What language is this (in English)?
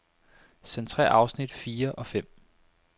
Danish